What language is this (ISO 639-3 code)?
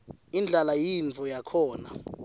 ssw